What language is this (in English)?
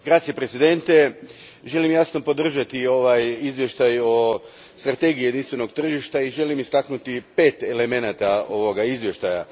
Croatian